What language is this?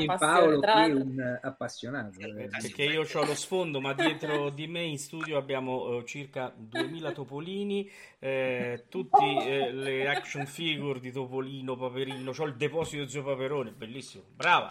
Italian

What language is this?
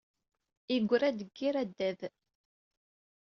Kabyle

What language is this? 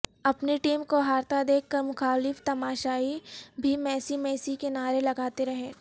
Urdu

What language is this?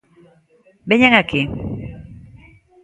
Galician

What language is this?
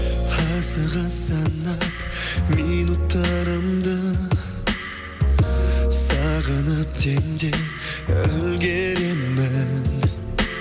Kazakh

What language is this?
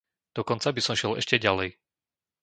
Slovak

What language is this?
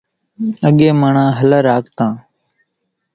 Kachi Koli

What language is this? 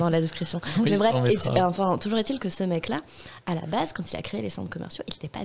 French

